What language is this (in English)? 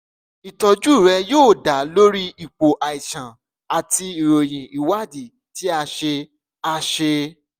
Yoruba